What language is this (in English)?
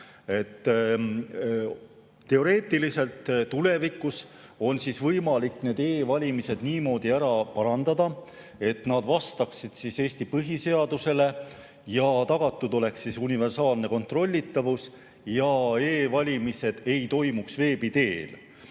Estonian